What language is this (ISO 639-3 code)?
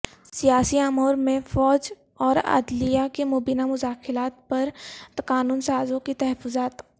urd